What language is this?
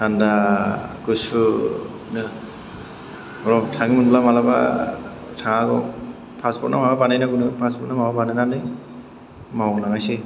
Bodo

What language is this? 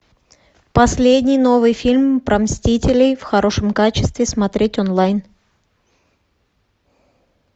Russian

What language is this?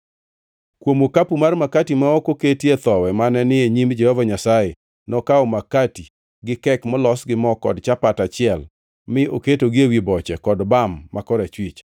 Luo (Kenya and Tanzania)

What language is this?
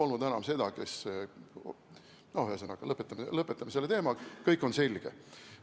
Estonian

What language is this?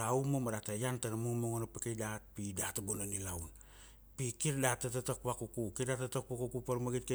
Kuanua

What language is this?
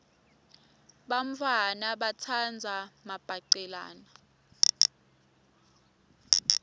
Swati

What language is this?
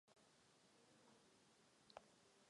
Czech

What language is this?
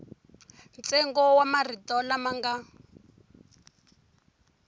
Tsonga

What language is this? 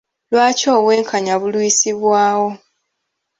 Ganda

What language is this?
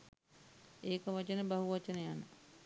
Sinhala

